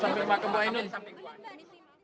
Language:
Indonesian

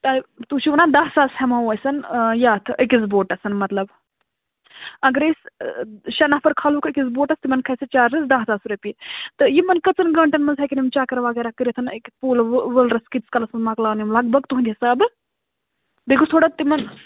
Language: Kashmiri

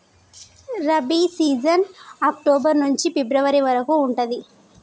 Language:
Telugu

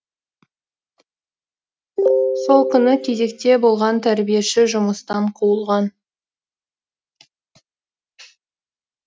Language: Kazakh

